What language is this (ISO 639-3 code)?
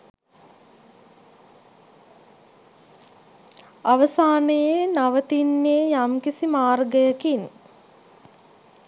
sin